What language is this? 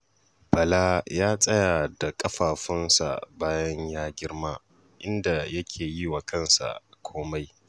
Hausa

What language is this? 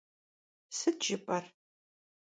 Kabardian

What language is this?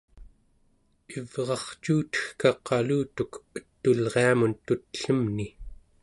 Central Yupik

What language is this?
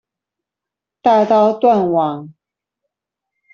Chinese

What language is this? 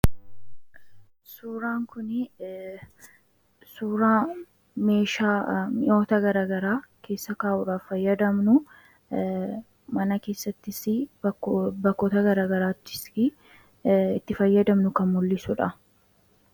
Oromo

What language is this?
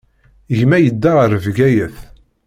Kabyle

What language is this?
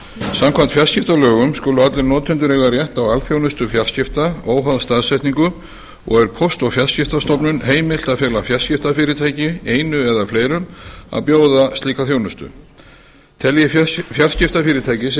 Icelandic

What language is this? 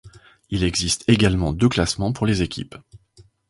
French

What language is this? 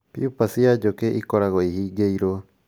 Kikuyu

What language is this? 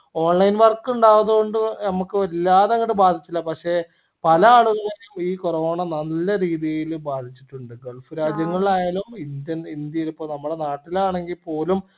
Malayalam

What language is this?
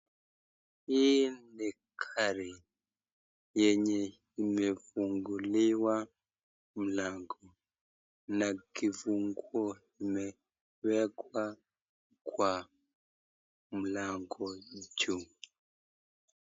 Swahili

